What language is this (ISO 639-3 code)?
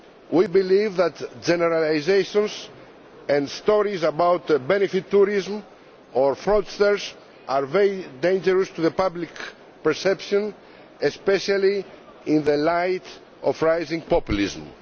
eng